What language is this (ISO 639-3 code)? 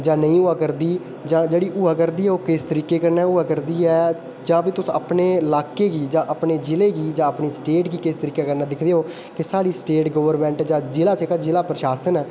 doi